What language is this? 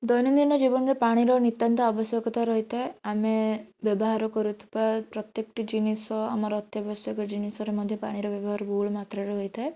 Odia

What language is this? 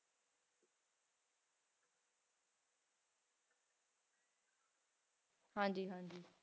Punjabi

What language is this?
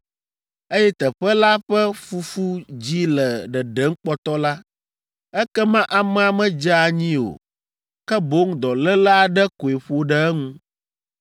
Ewe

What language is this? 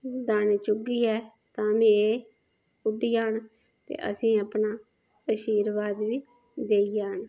Dogri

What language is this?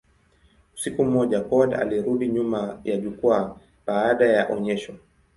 Swahili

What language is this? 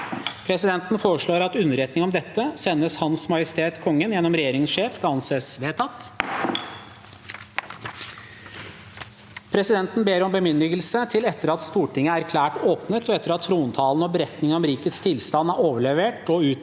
Norwegian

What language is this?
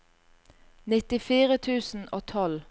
Norwegian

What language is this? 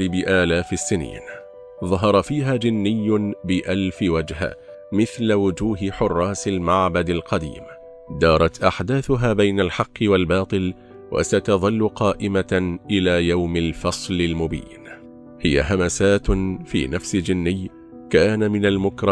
Arabic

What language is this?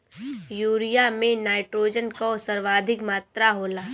Bhojpuri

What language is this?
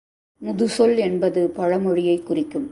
Tamil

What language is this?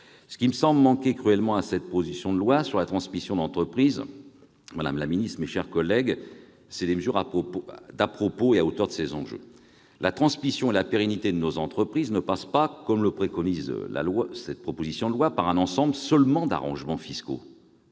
French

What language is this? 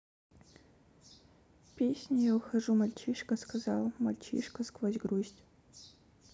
Russian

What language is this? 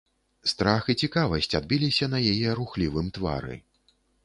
Belarusian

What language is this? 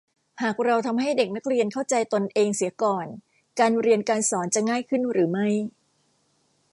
Thai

